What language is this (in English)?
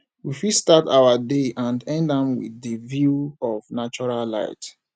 Nigerian Pidgin